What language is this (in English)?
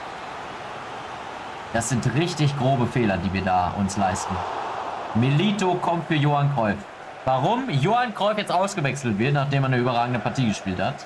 German